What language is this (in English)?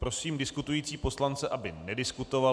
Czech